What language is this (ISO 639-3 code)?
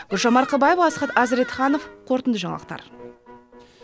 kaz